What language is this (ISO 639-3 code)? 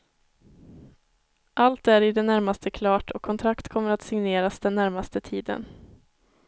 swe